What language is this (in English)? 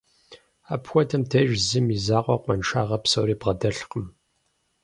Kabardian